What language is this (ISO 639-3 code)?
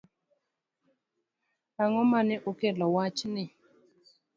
luo